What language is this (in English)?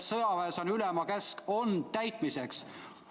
Estonian